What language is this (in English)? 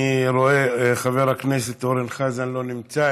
Hebrew